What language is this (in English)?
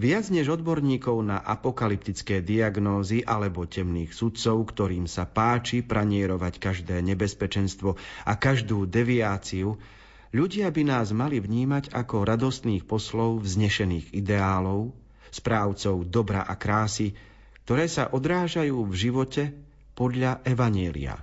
Slovak